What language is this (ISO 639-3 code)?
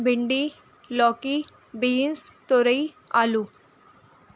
urd